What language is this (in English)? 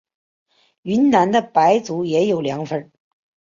Chinese